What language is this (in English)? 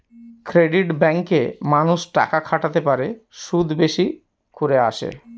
Bangla